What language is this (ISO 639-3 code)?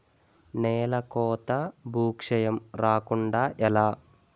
tel